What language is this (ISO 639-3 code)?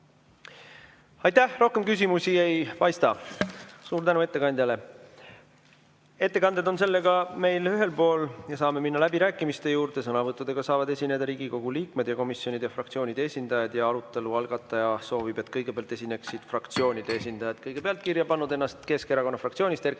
est